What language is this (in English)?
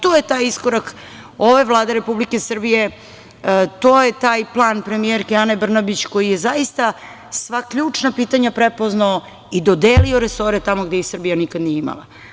Serbian